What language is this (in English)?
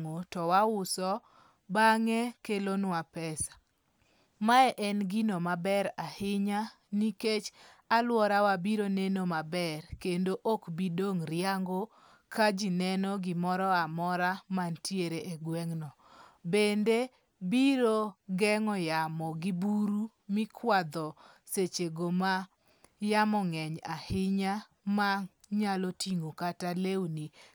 Luo (Kenya and Tanzania)